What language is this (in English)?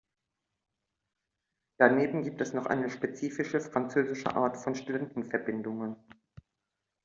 German